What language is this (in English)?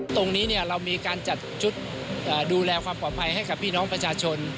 Thai